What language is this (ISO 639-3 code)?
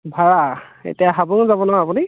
asm